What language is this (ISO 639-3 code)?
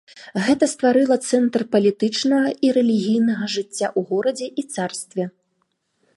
bel